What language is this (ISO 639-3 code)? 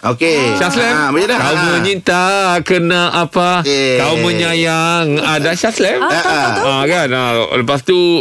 msa